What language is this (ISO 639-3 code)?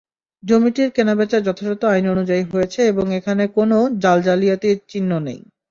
ben